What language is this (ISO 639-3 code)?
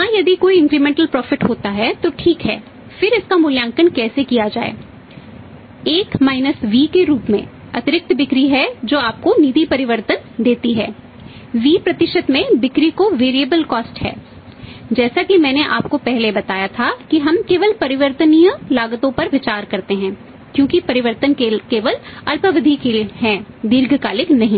hin